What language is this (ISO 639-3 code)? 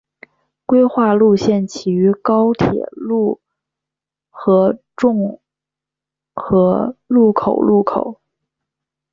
zho